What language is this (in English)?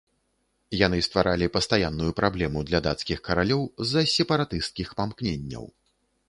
Belarusian